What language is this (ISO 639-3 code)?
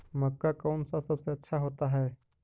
mag